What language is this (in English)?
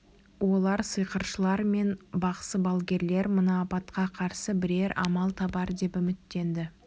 Kazakh